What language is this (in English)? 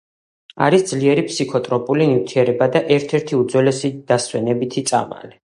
Georgian